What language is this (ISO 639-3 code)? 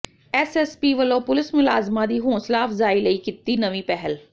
pan